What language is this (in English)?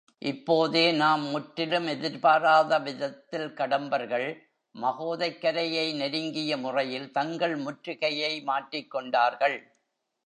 Tamil